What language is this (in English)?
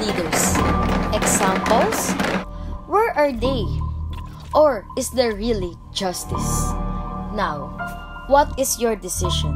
English